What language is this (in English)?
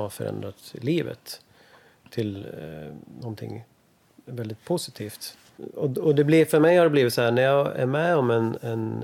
Swedish